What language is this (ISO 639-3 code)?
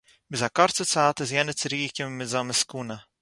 yid